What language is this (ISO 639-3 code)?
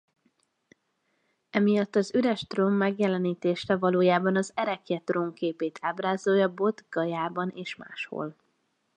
hun